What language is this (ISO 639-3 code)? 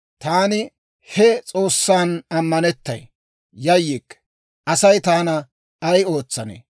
dwr